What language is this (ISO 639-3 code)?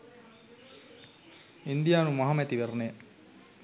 sin